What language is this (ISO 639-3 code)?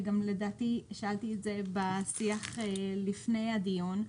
heb